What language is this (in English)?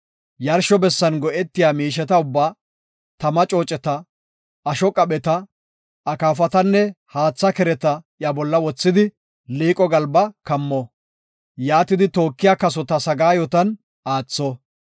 Gofa